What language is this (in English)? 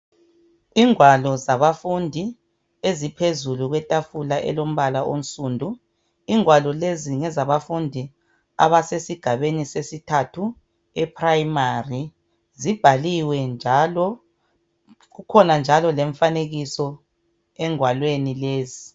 North Ndebele